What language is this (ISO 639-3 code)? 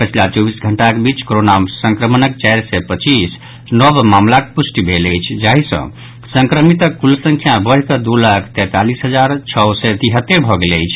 mai